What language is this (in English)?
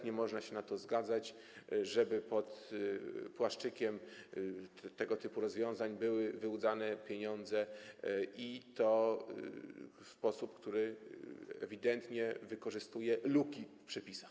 Polish